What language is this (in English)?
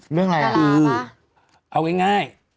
Thai